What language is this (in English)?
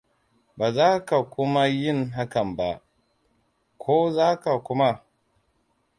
Hausa